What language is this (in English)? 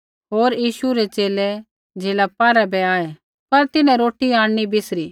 Kullu Pahari